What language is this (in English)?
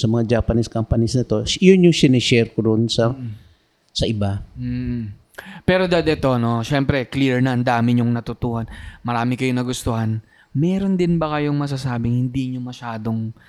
Filipino